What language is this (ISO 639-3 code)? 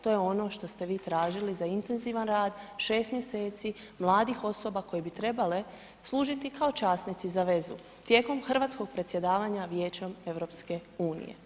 hrv